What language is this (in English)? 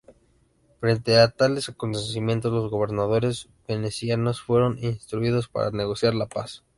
Spanish